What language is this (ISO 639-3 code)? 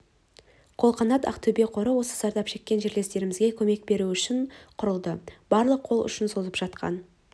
kaz